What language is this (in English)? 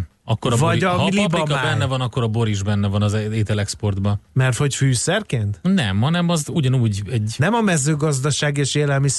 Hungarian